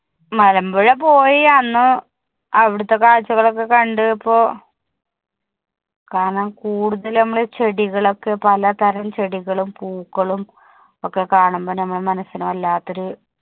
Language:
Malayalam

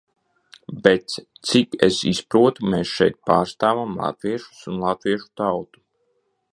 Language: Latvian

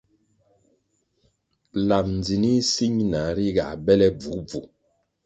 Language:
Kwasio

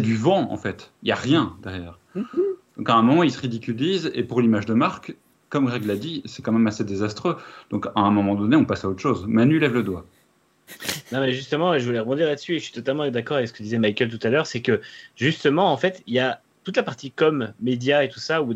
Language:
French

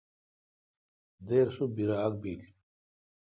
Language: Kalkoti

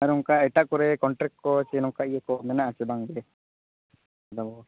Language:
Santali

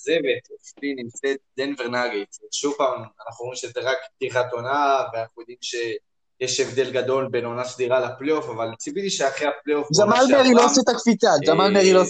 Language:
Hebrew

